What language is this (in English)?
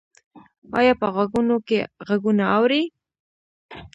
Pashto